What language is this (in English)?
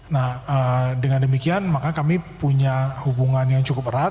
Indonesian